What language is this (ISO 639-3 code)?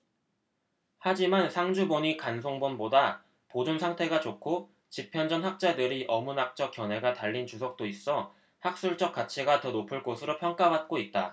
kor